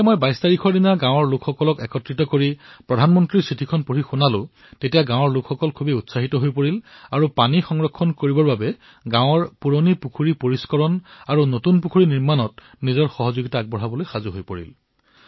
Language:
Assamese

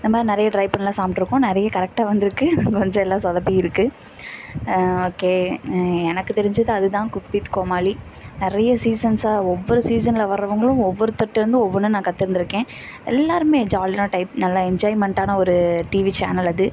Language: Tamil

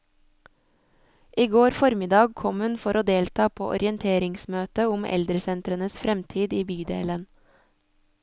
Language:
Norwegian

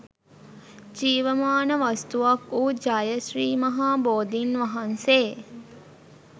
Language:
Sinhala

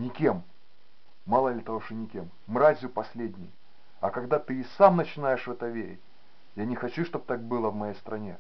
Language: Russian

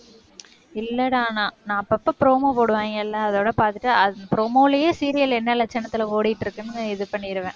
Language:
Tamil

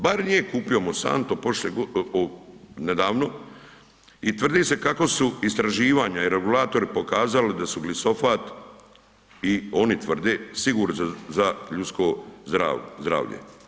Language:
Croatian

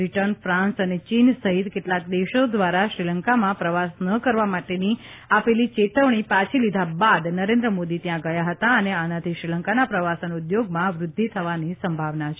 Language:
Gujarati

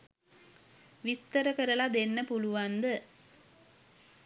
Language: Sinhala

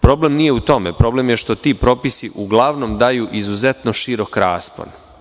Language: Serbian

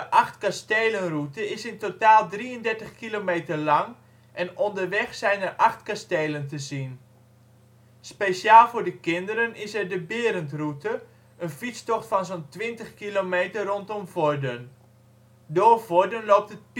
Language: Dutch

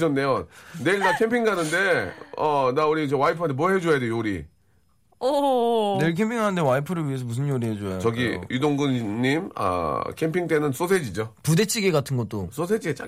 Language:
Korean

